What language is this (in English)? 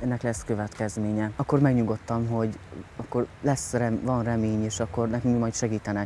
Hungarian